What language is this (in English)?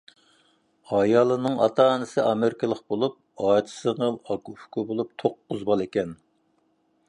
Uyghur